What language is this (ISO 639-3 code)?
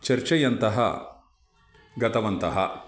san